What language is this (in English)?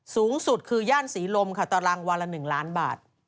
Thai